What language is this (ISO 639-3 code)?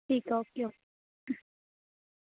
pan